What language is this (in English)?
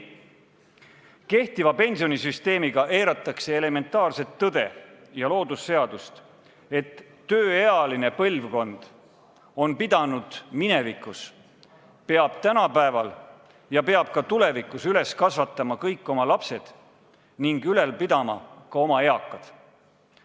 Estonian